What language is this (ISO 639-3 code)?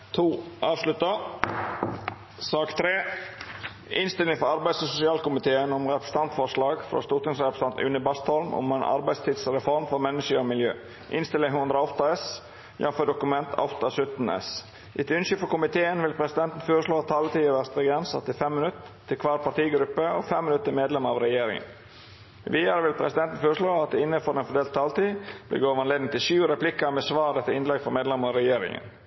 nno